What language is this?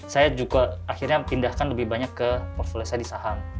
Indonesian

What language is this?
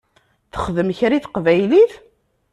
Kabyle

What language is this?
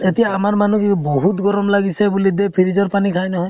Assamese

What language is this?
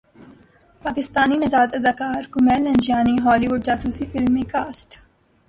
Urdu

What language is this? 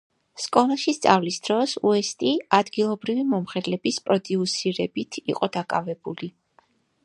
Georgian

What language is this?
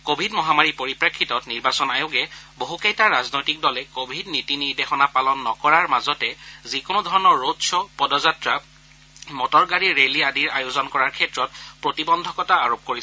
Assamese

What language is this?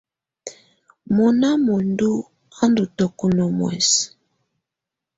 Tunen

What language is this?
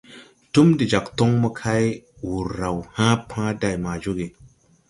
Tupuri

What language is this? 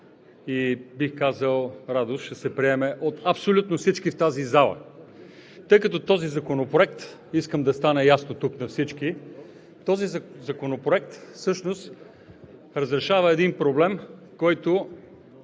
Bulgarian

